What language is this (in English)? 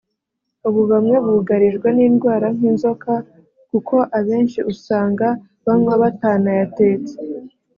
Kinyarwanda